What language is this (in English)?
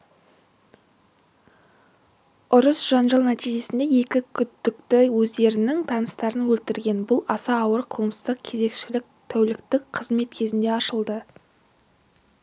Kazakh